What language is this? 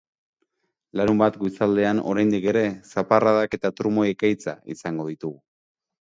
Basque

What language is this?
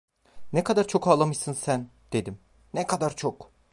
Turkish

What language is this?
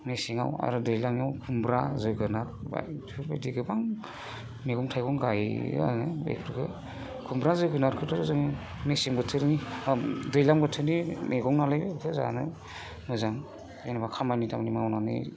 Bodo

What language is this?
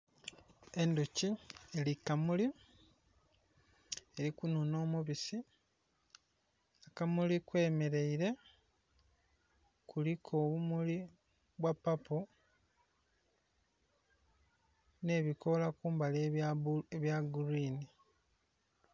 Soga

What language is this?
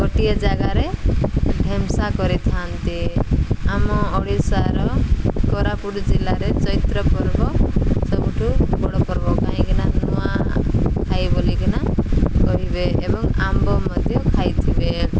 Odia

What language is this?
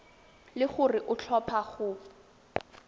Tswana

